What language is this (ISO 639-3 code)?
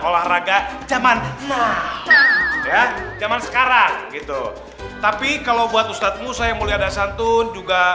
ind